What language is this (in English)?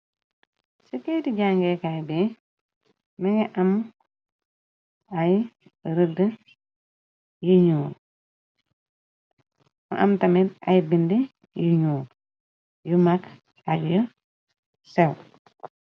Wolof